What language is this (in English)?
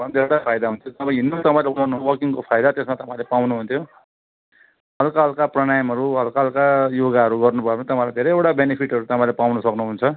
Nepali